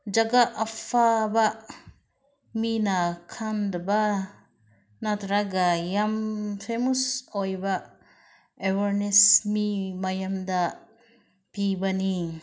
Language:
Manipuri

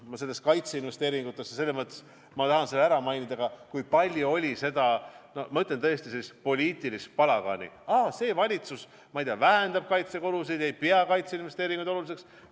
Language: Estonian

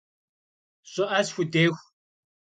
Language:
Kabardian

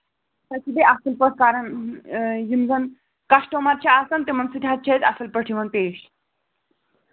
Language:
Kashmiri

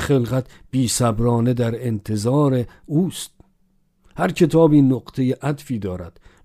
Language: Persian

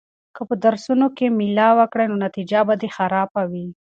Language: Pashto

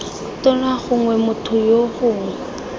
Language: Tswana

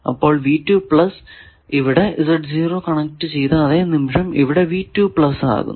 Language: Malayalam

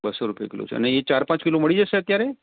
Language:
Gujarati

